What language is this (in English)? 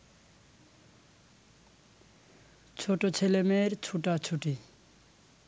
Bangla